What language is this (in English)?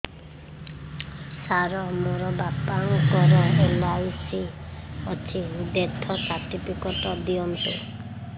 Odia